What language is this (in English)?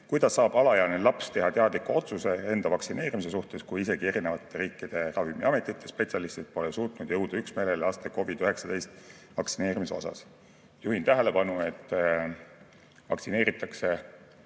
Estonian